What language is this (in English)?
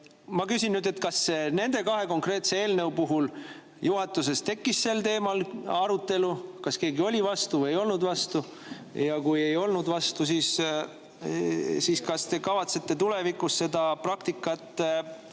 Estonian